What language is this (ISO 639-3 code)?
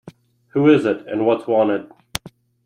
eng